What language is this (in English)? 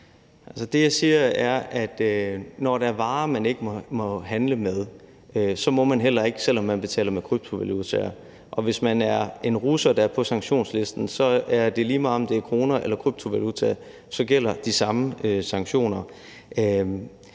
Danish